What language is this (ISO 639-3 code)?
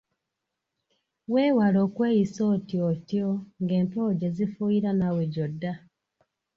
lug